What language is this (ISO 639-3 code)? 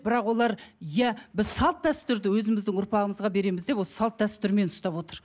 kaz